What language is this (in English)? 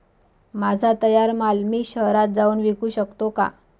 Marathi